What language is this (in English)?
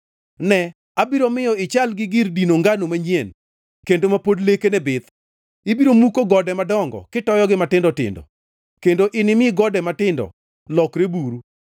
Luo (Kenya and Tanzania)